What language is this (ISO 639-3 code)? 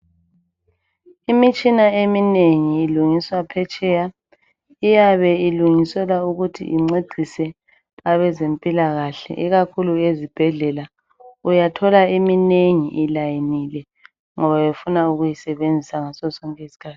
nde